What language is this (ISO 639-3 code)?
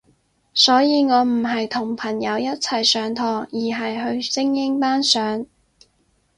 yue